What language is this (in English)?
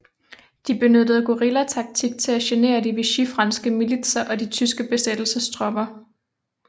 Danish